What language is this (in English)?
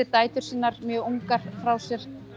Icelandic